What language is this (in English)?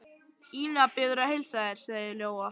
Icelandic